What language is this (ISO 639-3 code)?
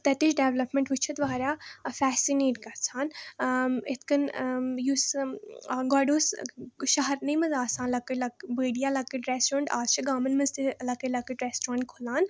kas